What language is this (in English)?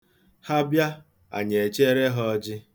Igbo